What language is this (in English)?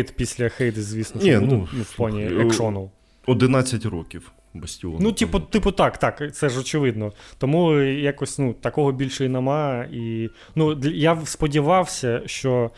Ukrainian